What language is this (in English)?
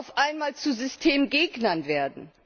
German